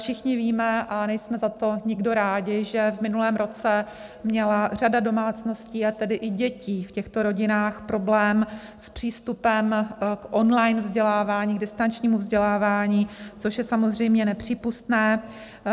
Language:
Czech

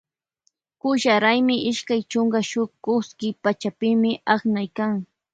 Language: Loja Highland Quichua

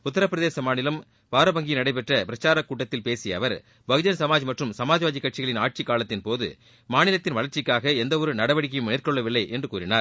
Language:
Tamil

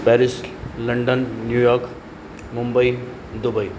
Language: Sindhi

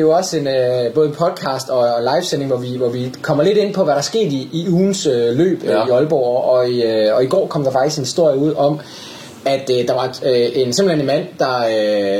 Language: Danish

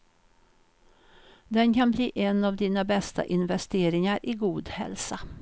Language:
Swedish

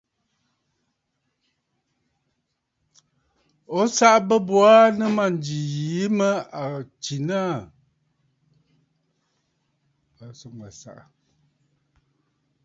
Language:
Bafut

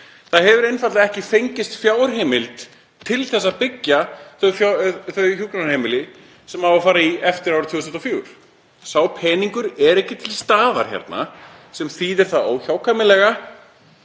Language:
Icelandic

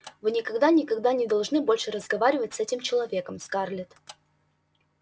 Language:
Russian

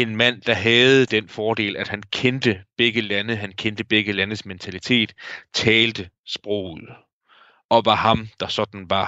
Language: Danish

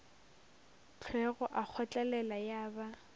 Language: Northern Sotho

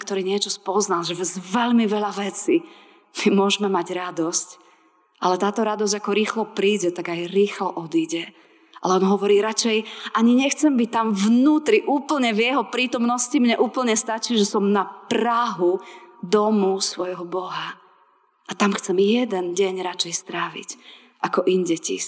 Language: Slovak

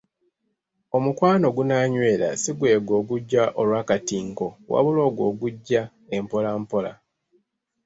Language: Ganda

